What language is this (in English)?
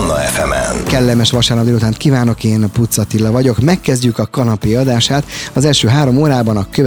Hungarian